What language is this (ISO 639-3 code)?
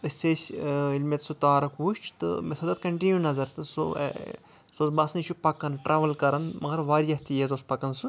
kas